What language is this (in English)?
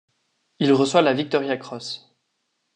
French